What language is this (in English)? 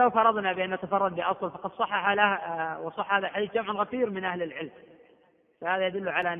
Arabic